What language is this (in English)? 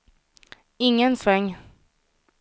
Swedish